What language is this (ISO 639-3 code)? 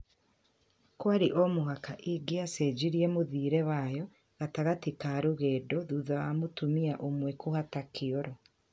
kik